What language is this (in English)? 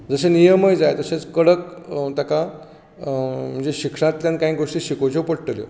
Konkani